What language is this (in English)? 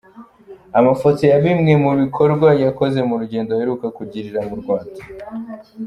Kinyarwanda